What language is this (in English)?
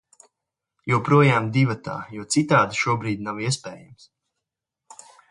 Latvian